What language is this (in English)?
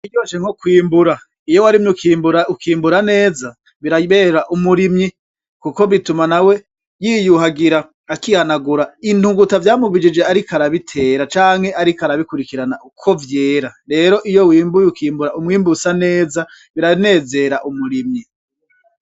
Rundi